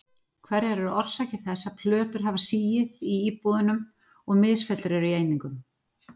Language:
Icelandic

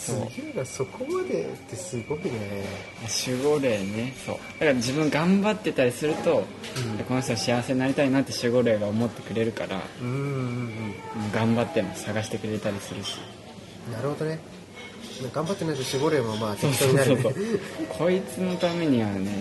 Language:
Japanese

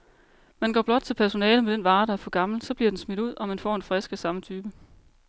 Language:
Danish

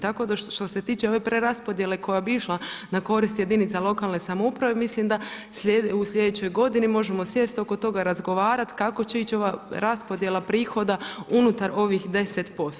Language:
Croatian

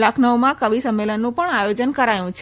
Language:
Gujarati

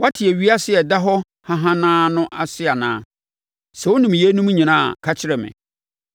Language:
Akan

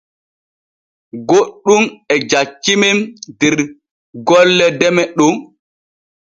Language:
Borgu Fulfulde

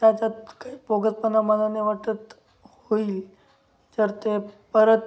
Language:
Marathi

